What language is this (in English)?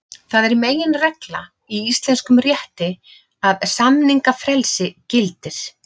Icelandic